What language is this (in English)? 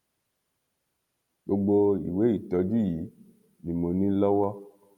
Yoruba